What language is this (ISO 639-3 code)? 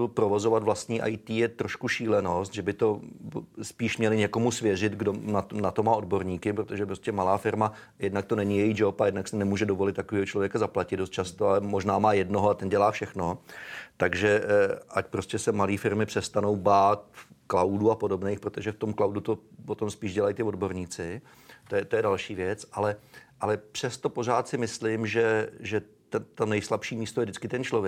ces